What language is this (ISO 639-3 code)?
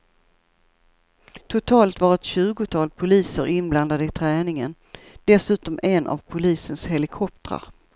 swe